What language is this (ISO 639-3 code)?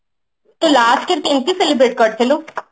ori